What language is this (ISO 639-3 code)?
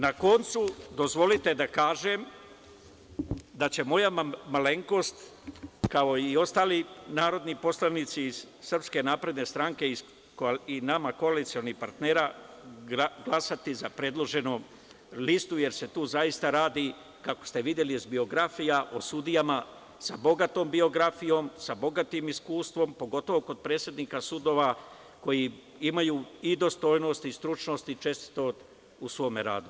srp